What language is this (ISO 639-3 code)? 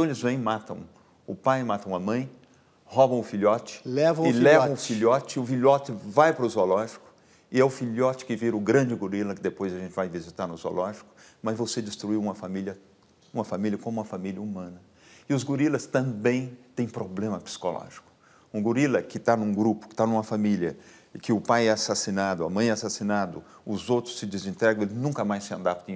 por